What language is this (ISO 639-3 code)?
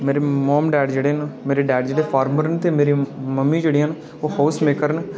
doi